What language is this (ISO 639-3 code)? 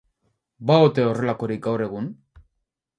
eus